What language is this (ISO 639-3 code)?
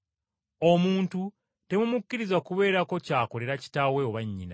lug